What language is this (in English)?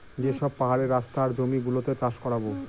Bangla